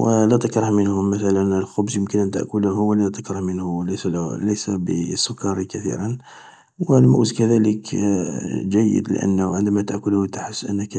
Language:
Algerian Arabic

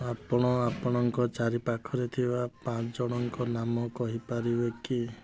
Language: Odia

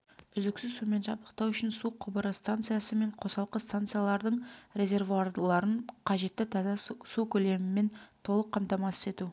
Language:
Kazakh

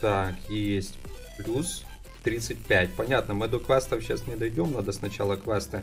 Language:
Russian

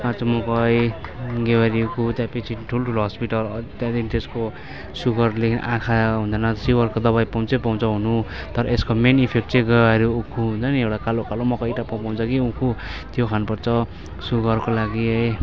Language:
Nepali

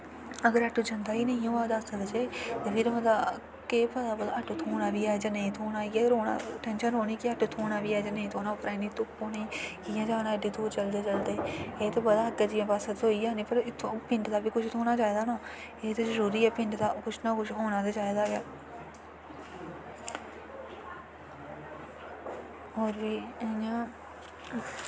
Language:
Dogri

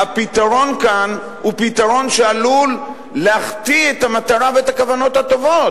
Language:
Hebrew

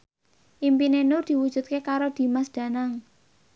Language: Javanese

